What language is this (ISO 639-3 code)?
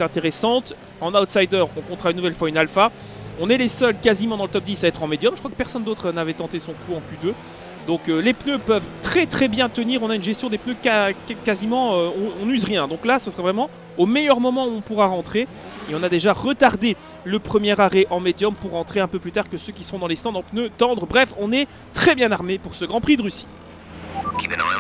fra